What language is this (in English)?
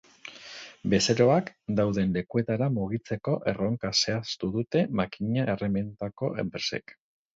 Basque